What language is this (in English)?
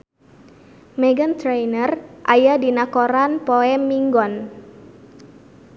Sundanese